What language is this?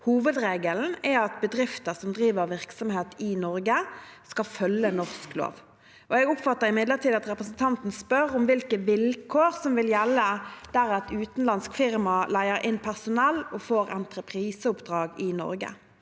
Norwegian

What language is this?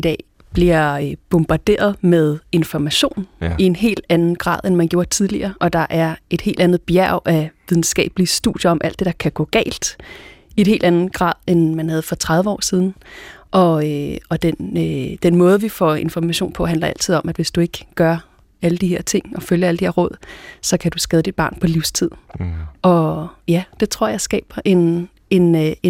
Danish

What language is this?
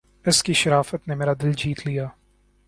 Urdu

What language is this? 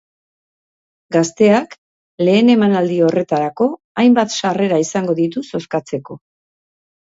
Basque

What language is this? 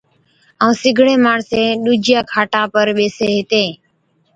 Od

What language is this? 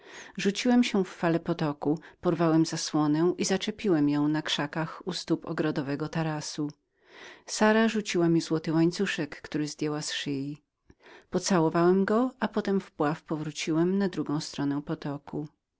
Polish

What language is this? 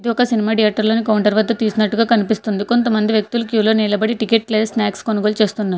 Telugu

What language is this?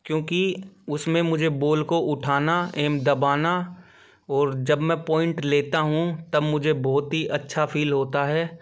Hindi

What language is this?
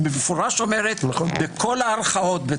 Hebrew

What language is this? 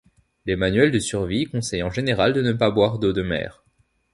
French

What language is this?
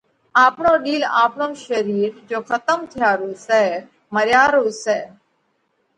Parkari Koli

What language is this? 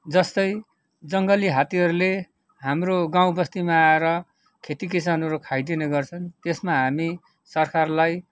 Nepali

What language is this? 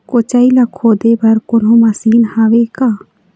Chhattisgarhi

